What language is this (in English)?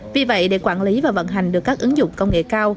Vietnamese